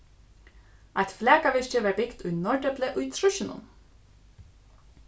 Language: Faroese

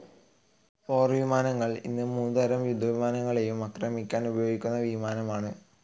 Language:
Malayalam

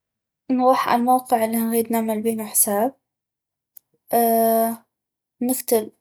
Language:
North Mesopotamian Arabic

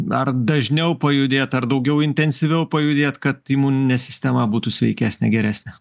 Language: Lithuanian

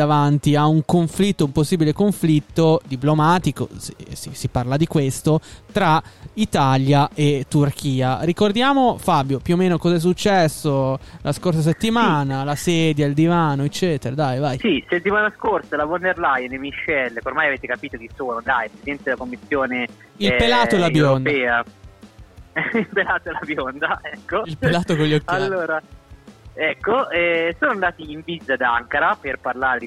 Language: Italian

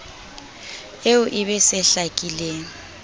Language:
Southern Sotho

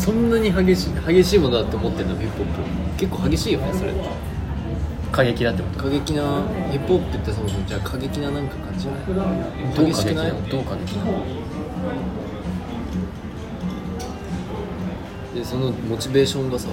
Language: Japanese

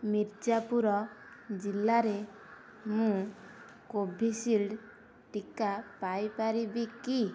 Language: Odia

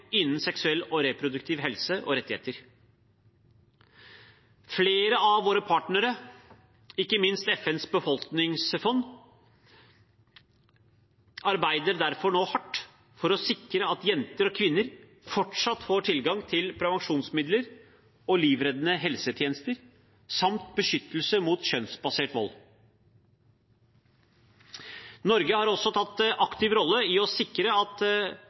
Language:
Norwegian Bokmål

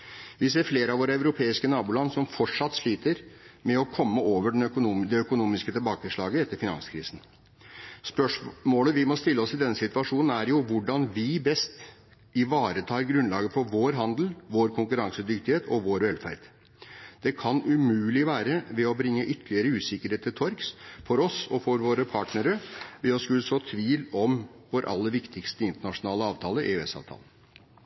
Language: Norwegian Bokmål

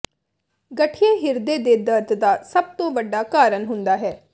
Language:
Punjabi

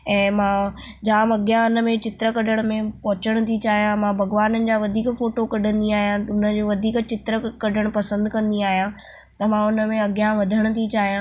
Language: Sindhi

